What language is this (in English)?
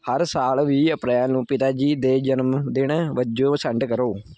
Punjabi